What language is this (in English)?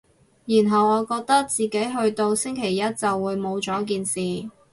Cantonese